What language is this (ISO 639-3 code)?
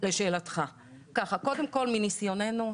heb